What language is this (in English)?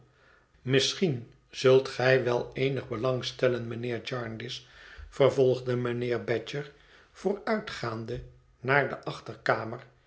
Dutch